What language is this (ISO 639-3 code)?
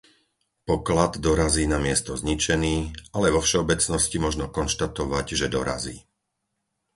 slk